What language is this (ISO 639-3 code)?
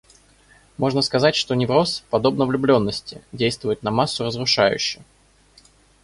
rus